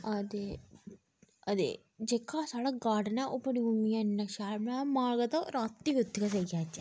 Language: Dogri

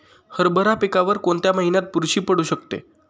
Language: Marathi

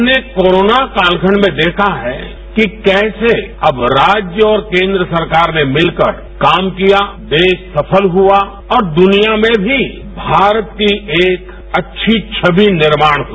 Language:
Hindi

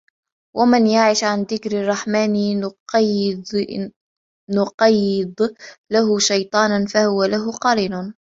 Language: Arabic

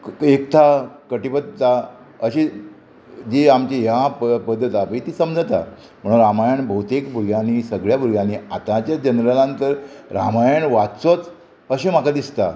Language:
Konkani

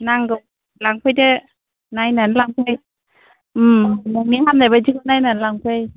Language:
Bodo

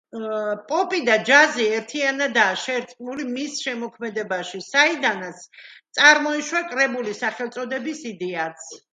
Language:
Georgian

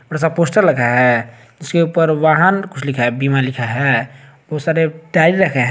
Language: Hindi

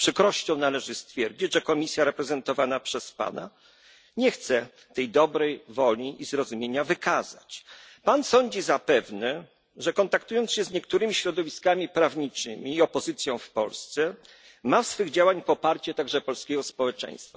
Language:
Polish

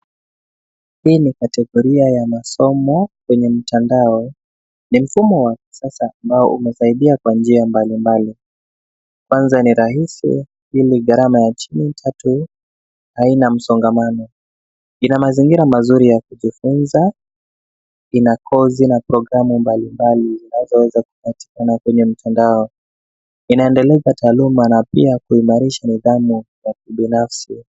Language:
Swahili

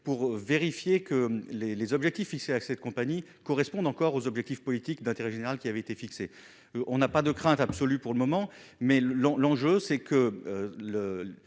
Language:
French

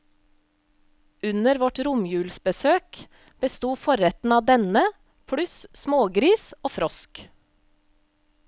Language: Norwegian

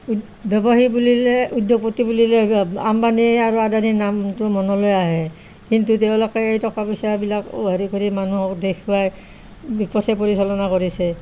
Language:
Assamese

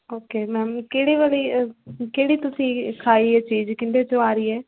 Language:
Punjabi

